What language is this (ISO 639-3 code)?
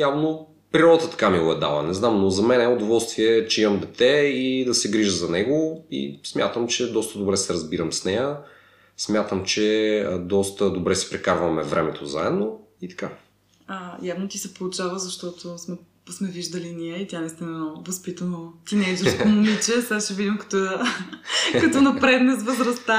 bul